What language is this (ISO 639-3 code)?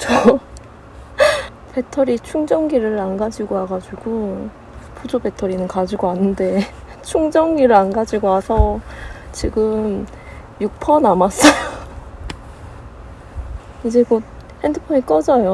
kor